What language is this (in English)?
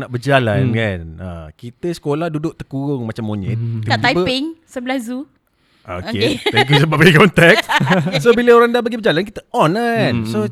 Malay